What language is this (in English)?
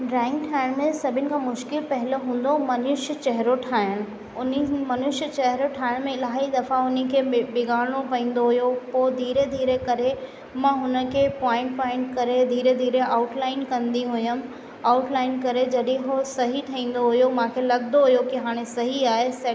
Sindhi